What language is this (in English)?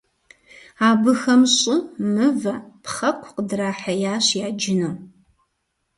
Kabardian